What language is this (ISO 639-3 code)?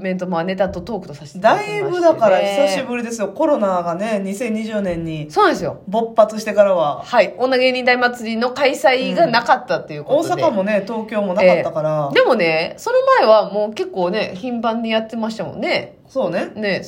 jpn